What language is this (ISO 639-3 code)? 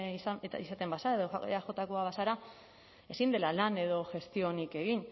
eus